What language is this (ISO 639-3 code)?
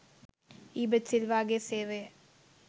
sin